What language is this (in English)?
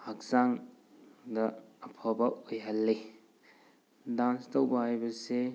Manipuri